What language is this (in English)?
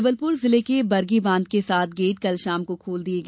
Hindi